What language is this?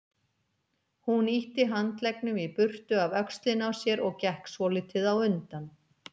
Icelandic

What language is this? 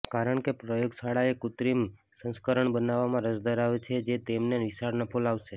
Gujarati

